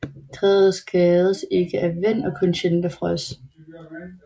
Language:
Danish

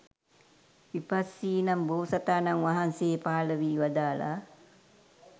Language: Sinhala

